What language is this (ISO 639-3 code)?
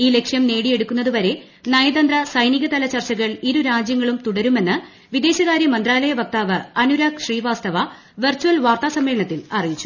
mal